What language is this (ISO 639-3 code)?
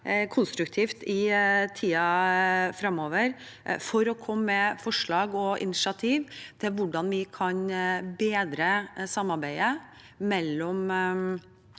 nor